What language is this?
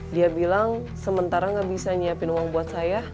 Indonesian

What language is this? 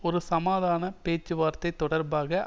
Tamil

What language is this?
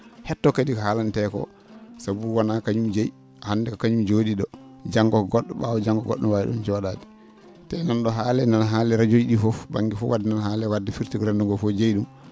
Fula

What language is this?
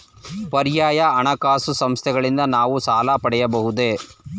Kannada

